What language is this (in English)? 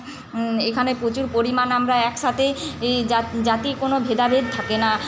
Bangla